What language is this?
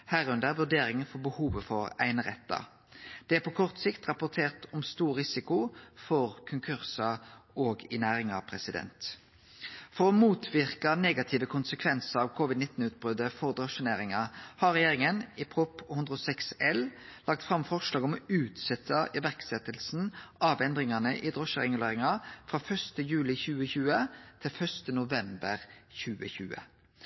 Norwegian Nynorsk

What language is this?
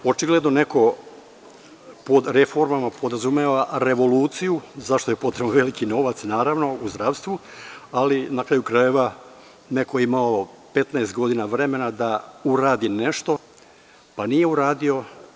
Serbian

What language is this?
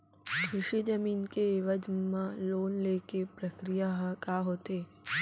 Chhattisgarhi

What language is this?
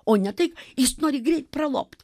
Lithuanian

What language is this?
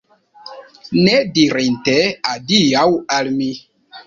Esperanto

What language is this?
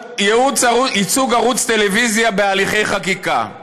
Hebrew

